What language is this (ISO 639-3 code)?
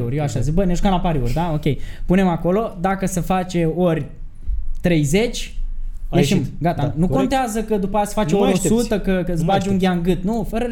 ron